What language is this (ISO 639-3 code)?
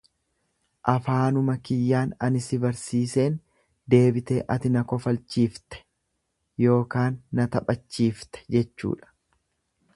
orm